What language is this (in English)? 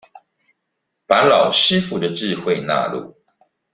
Chinese